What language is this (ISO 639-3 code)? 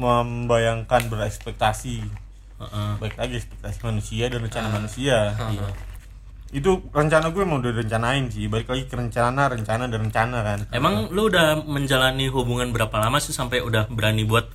ind